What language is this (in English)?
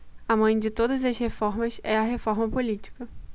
Portuguese